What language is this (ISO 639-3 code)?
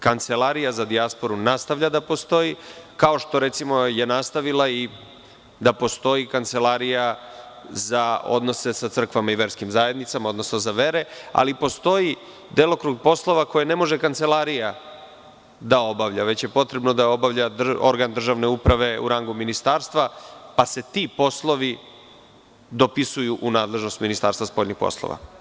srp